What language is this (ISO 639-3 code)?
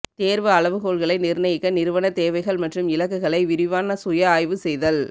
tam